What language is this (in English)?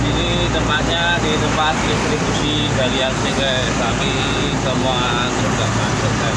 Indonesian